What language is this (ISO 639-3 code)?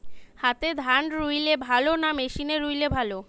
ben